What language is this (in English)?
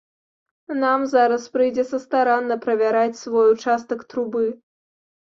Belarusian